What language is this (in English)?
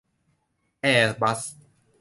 Thai